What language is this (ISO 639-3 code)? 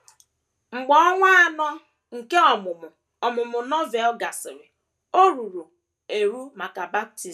ibo